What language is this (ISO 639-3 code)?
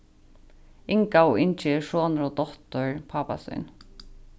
fao